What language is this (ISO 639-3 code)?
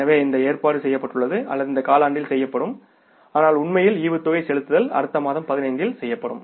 tam